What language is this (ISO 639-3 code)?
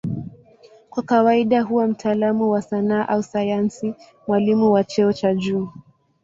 swa